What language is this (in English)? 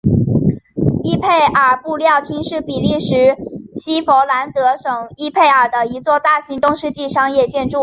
Chinese